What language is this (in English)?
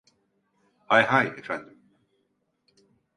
Turkish